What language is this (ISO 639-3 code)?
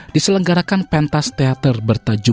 ind